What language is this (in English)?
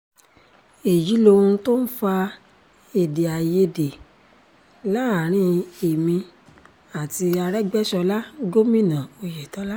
Yoruba